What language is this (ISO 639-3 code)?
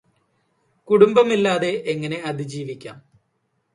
mal